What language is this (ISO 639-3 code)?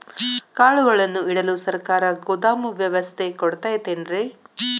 kan